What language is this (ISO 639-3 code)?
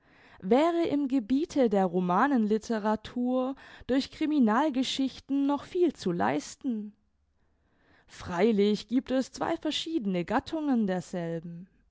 deu